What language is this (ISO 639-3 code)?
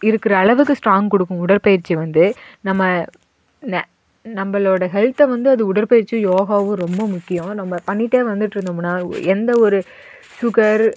tam